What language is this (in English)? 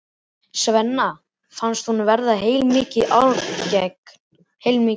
Icelandic